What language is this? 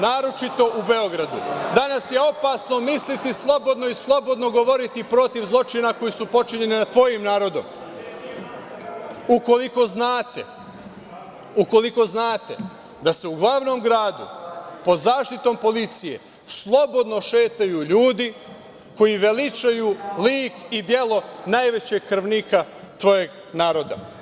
Serbian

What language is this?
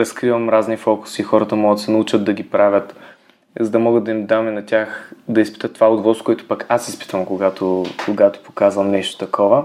Bulgarian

